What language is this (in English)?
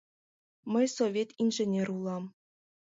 Mari